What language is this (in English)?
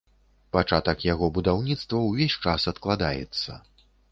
Belarusian